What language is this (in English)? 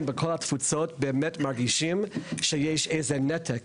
Hebrew